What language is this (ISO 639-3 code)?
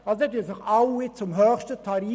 gsw